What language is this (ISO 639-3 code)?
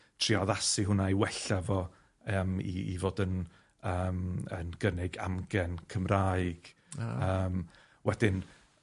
cym